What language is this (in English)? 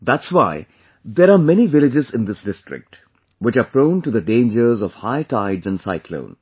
English